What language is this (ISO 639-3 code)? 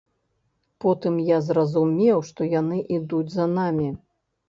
bel